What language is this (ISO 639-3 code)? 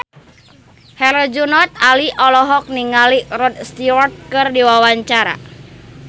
sun